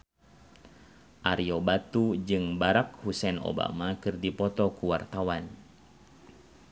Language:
Sundanese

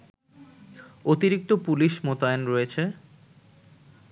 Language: Bangla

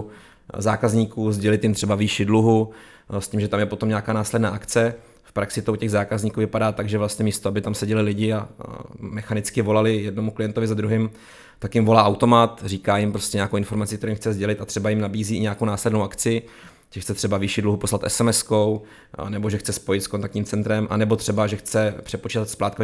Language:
Czech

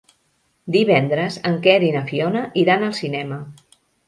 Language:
Catalan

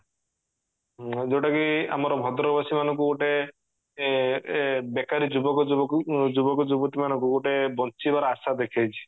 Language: Odia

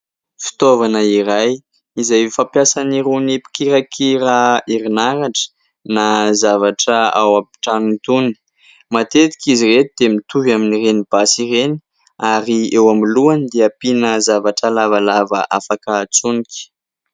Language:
Malagasy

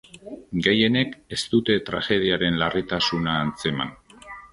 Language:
Basque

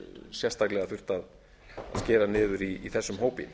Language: Icelandic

